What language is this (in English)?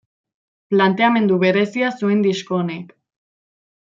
Basque